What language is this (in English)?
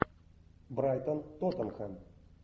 Russian